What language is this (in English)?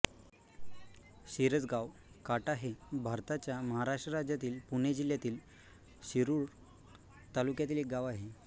Marathi